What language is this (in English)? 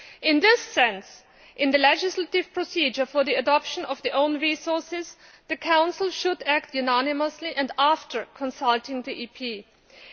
English